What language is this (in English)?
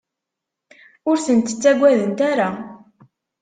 Kabyle